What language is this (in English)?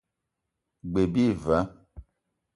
Eton (Cameroon)